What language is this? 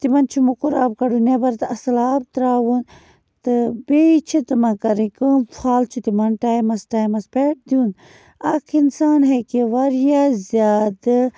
Kashmiri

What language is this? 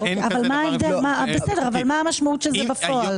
Hebrew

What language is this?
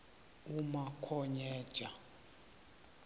South Ndebele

